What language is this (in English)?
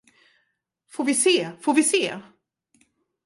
Swedish